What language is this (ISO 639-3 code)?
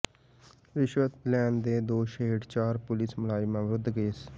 pan